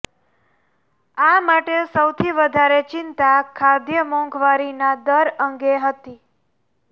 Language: Gujarati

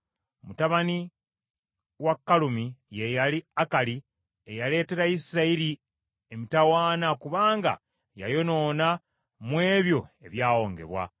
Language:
Ganda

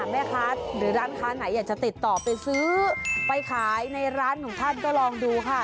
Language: Thai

